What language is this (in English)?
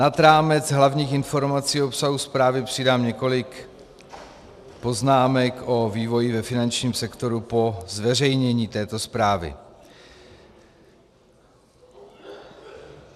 Czech